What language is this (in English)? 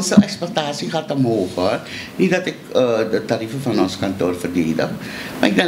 Dutch